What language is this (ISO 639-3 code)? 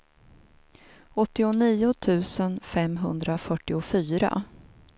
swe